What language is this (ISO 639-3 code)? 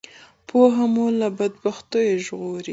pus